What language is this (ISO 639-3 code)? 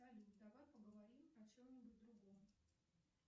rus